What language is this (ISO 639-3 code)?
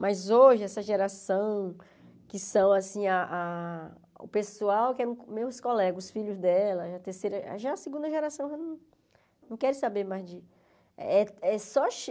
por